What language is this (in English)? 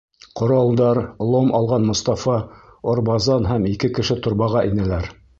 Bashkir